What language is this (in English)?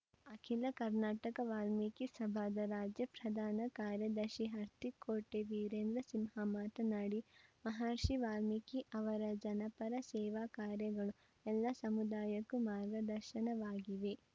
Kannada